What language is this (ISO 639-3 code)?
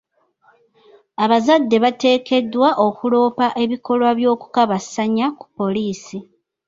lug